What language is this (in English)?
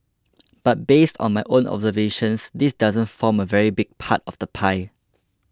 English